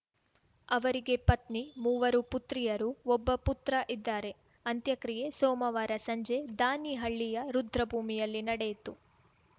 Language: Kannada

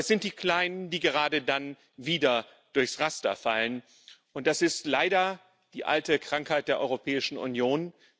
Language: German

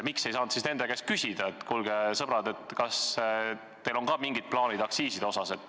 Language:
Estonian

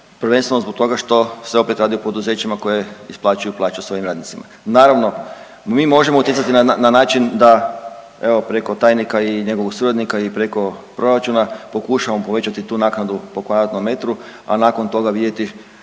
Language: Croatian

